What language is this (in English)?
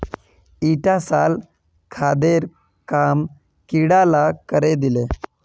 Magahi